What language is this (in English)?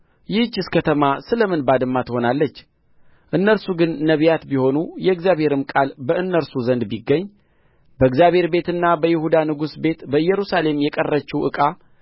Amharic